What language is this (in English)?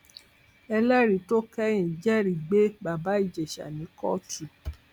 Yoruba